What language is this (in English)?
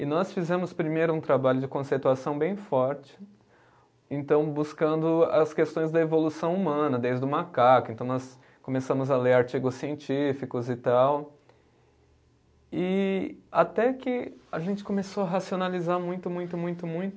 Portuguese